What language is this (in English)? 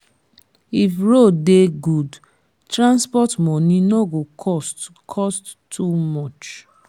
Nigerian Pidgin